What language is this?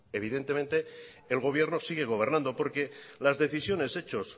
Spanish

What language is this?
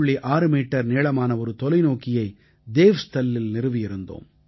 Tamil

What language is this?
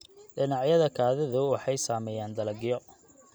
Somali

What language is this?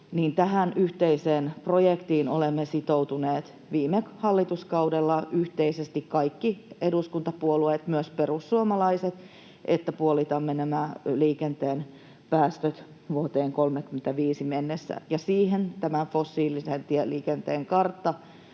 Finnish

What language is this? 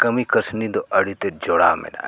Santali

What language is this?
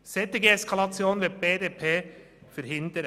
Swiss German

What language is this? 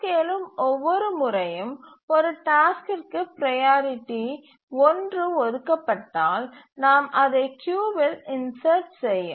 Tamil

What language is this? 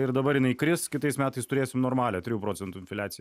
Lithuanian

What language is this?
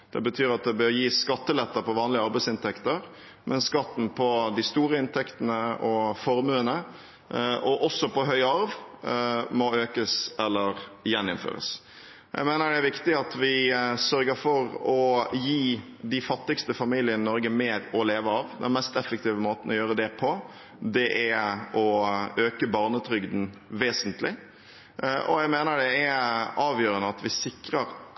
Norwegian Bokmål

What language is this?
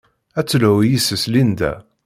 Kabyle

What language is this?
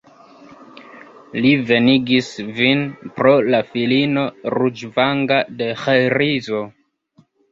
Esperanto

